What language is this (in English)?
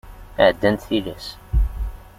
Kabyle